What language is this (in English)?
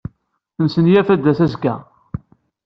Kabyle